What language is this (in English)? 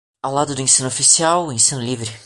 Portuguese